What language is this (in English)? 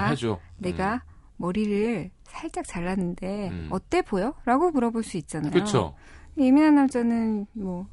Korean